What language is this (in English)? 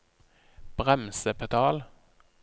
Norwegian